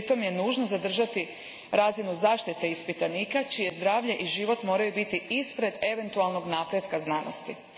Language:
Croatian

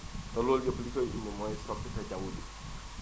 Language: Wolof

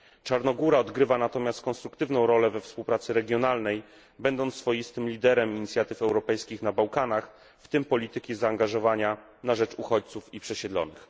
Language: Polish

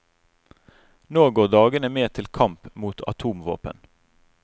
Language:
Norwegian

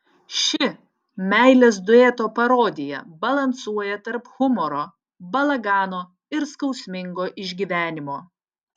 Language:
Lithuanian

